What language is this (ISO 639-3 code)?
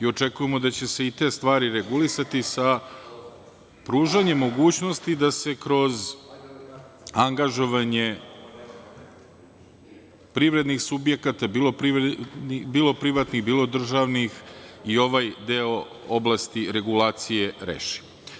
srp